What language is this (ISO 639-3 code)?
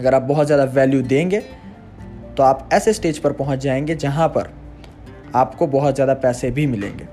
hin